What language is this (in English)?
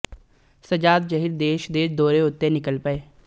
Punjabi